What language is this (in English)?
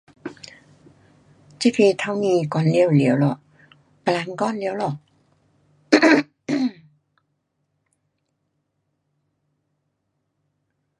Pu-Xian Chinese